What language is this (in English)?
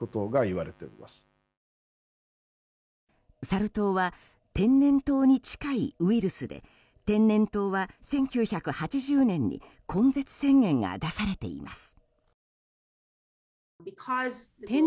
Japanese